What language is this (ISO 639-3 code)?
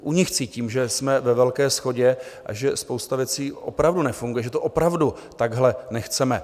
ces